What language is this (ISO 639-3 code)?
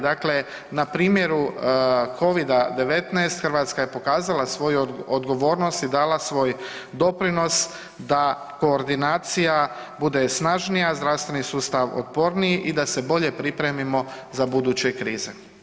hrv